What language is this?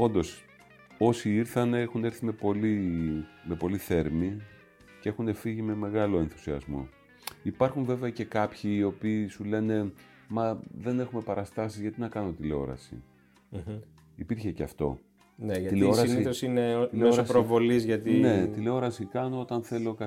Greek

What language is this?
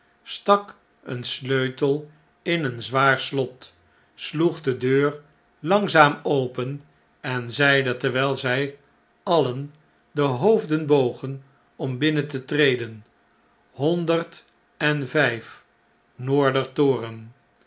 Dutch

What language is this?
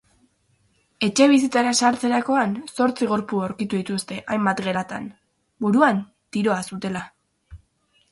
Basque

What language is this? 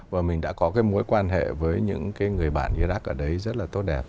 Vietnamese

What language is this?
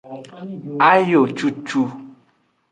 Aja (Benin)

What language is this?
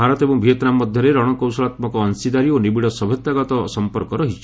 Odia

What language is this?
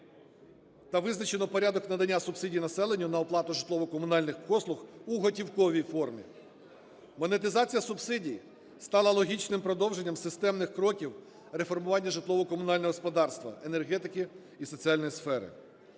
Ukrainian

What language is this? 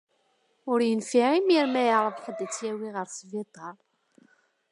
Kabyle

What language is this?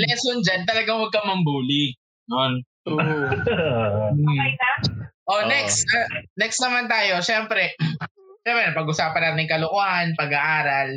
Filipino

